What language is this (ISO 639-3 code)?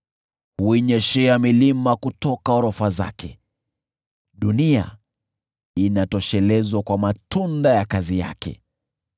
swa